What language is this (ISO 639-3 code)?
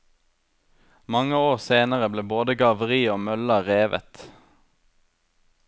nor